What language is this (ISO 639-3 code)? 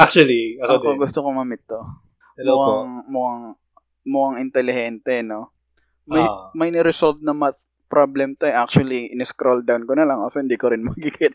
fil